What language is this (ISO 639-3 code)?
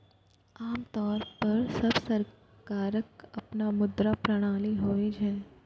mai